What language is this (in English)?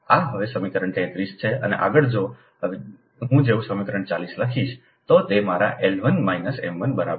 Gujarati